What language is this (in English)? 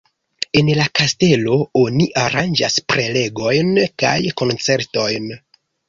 Esperanto